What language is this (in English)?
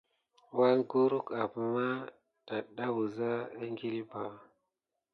Gidar